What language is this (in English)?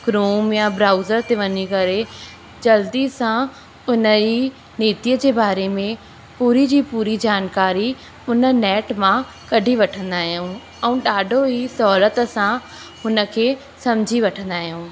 Sindhi